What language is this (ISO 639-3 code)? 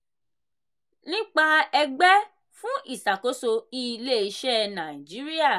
yor